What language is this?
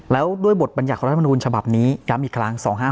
Thai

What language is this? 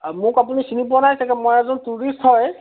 Assamese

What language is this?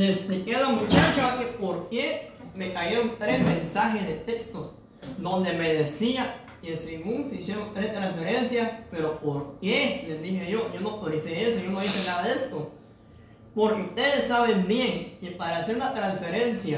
Spanish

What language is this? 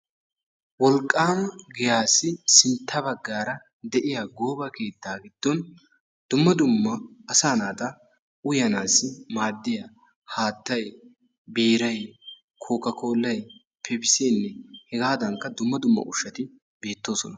Wolaytta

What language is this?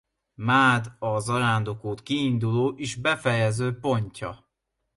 Hungarian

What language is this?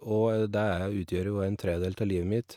Norwegian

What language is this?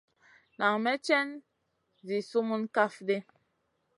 Masana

